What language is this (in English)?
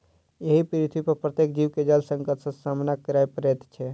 Maithili